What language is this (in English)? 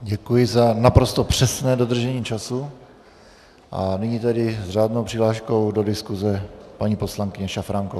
Czech